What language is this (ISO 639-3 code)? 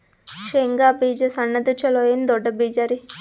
kan